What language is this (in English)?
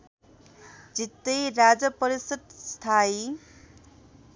Nepali